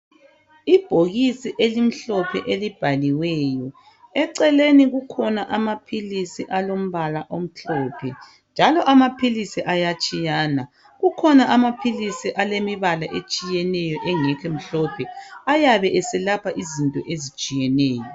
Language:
North Ndebele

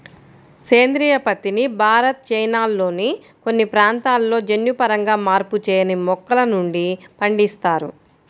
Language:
Telugu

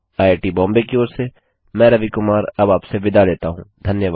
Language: Hindi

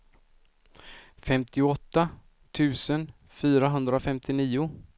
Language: Swedish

